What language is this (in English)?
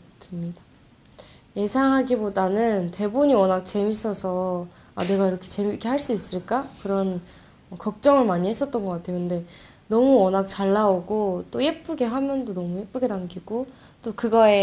Korean